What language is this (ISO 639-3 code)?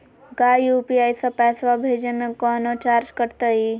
mag